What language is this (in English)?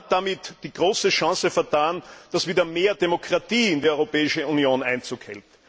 German